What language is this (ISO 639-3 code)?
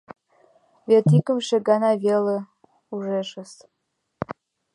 chm